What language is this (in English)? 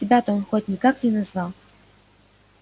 Russian